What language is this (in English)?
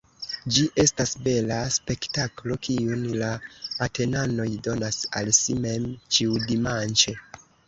Esperanto